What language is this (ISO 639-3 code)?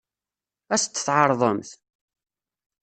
kab